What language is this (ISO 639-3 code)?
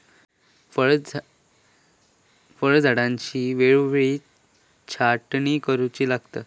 mar